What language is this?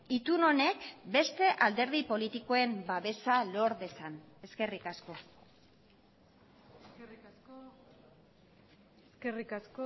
Basque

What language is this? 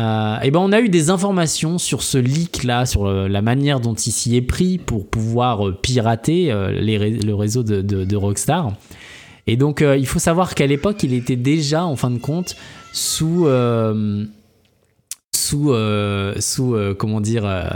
French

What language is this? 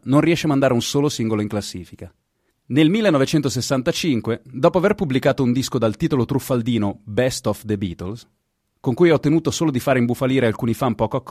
Italian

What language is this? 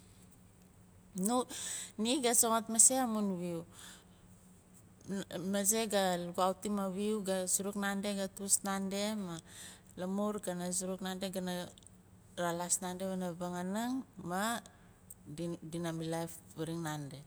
Nalik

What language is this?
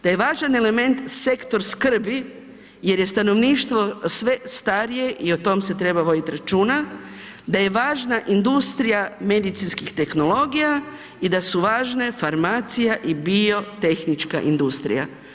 Croatian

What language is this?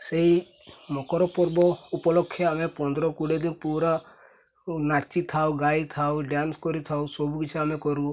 Odia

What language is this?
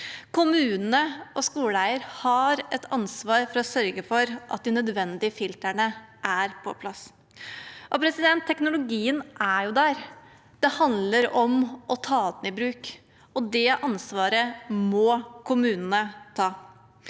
Norwegian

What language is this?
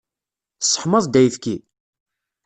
Kabyle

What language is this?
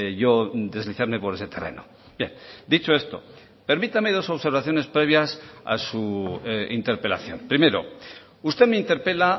Spanish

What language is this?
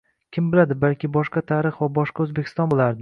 Uzbek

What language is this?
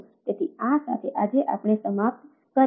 Gujarati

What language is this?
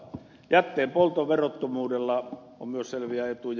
Finnish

